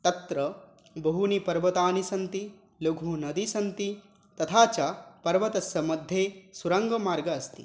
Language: Sanskrit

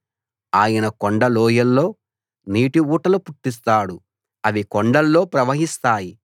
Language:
Telugu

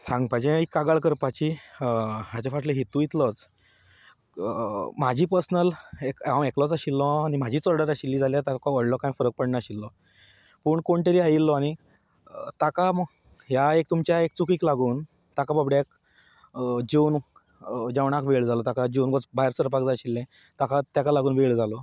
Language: Konkani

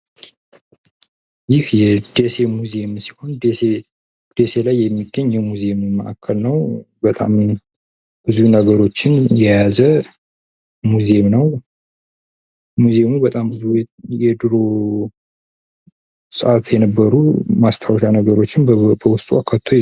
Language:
Amharic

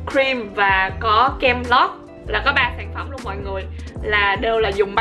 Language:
Vietnamese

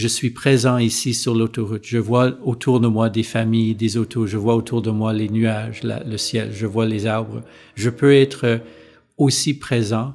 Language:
French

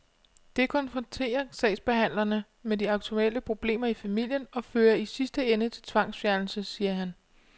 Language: Danish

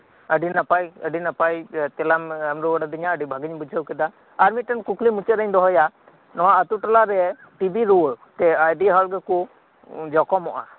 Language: Santali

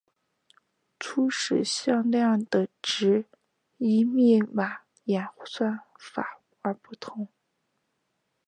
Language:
Chinese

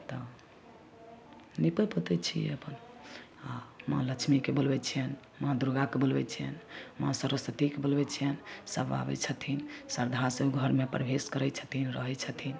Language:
Maithili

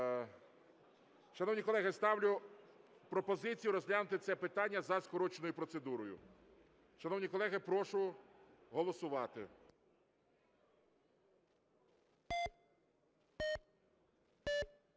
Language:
Ukrainian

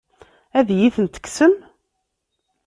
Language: Kabyle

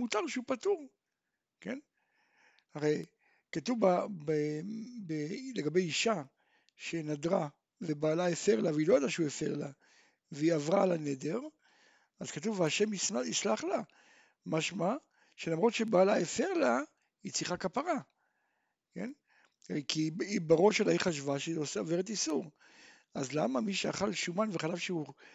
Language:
Hebrew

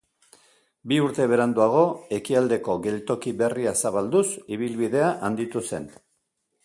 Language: Basque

